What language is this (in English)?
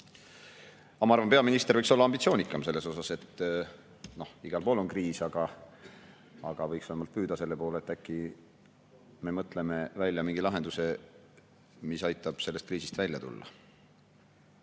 Estonian